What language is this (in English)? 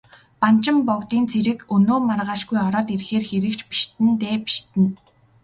Mongolian